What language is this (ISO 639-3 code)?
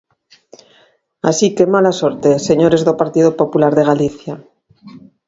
glg